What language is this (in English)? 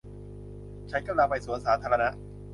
Thai